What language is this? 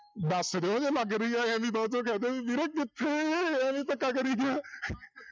Punjabi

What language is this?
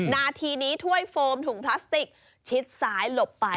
Thai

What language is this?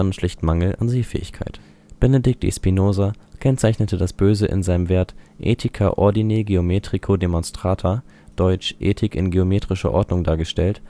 German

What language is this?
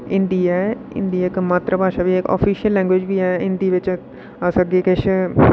Dogri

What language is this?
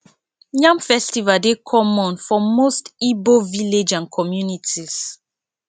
Nigerian Pidgin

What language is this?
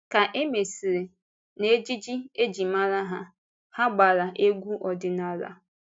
Igbo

